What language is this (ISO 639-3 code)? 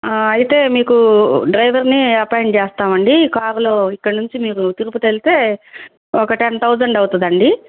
tel